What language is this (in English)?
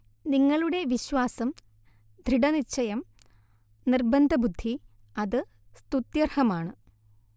Malayalam